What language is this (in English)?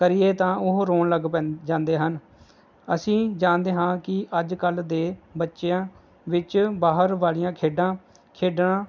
Punjabi